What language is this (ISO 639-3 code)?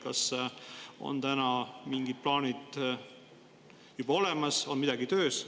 est